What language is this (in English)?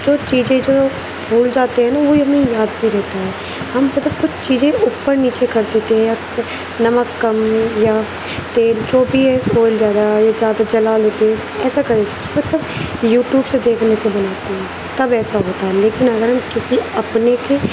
Urdu